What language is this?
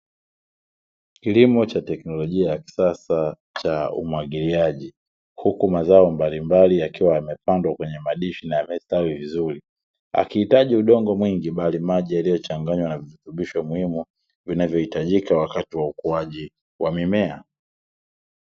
Swahili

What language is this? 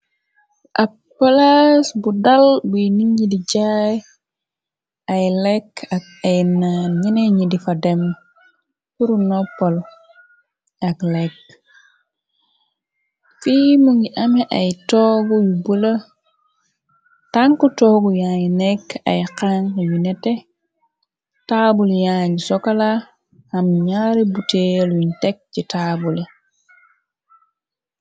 Wolof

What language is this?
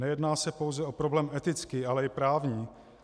Czech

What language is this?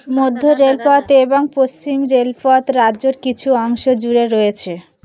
Bangla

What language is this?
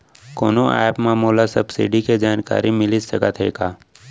Chhattisgarhi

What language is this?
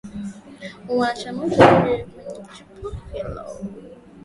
Swahili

